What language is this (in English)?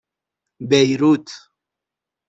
Persian